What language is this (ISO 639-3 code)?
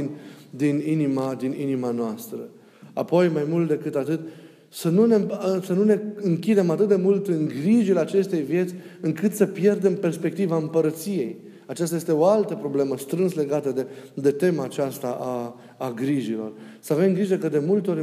ron